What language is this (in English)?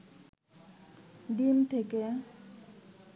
Bangla